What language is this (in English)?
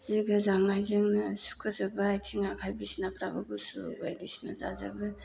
Bodo